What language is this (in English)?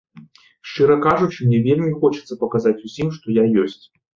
Belarusian